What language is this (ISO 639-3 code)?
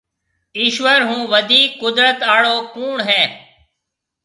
mve